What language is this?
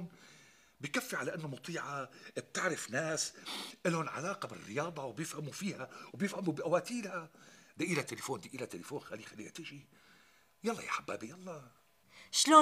Arabic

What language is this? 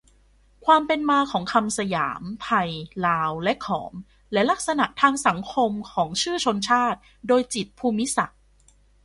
Thai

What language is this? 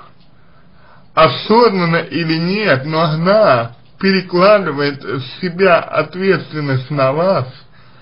Russian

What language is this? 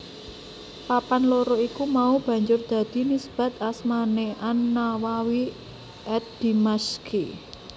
Javanese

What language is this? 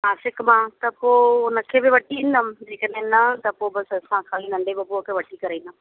Sindhi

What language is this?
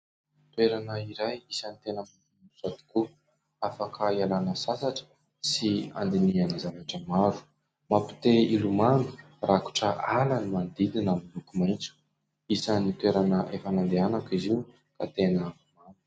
Malagasy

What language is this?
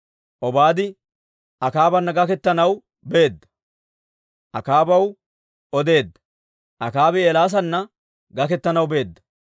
Dawro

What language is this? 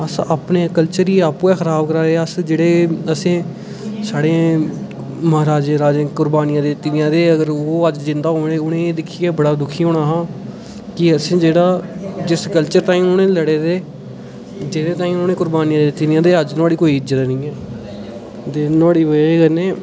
Dogri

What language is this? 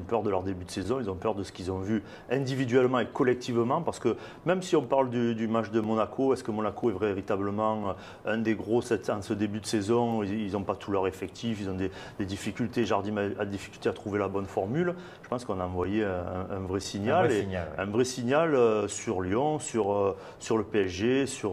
French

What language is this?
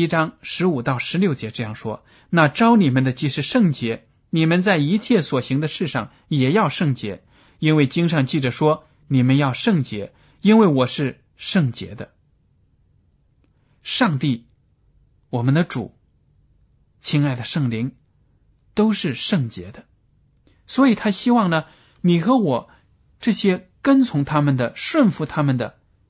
Chinese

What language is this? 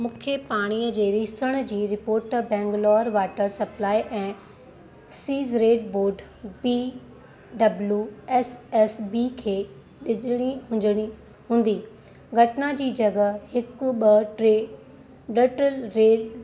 Sindhi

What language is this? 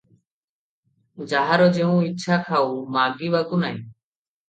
Odia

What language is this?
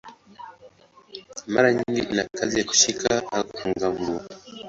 Swahili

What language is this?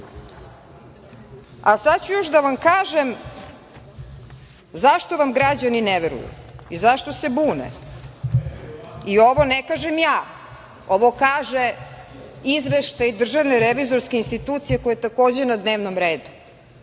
Serbian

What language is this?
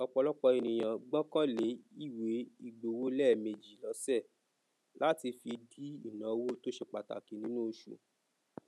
Yoruba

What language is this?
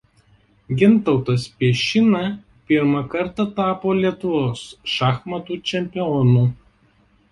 Lithuanian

